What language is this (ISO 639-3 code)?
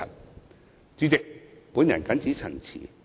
yue